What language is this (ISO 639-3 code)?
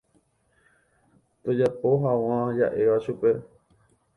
grn